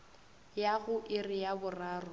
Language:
Northern Sotho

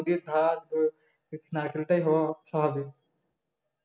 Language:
Bangla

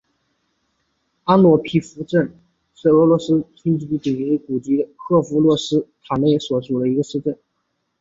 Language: Chinese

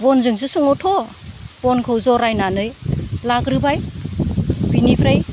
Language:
Bodo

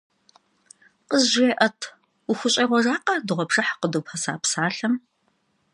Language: Kabardian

